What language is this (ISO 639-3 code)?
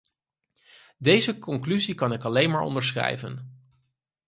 nld